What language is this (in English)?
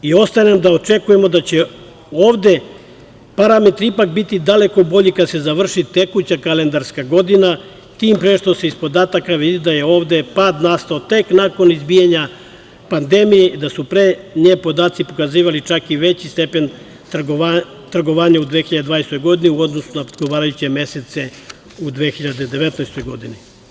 Serbian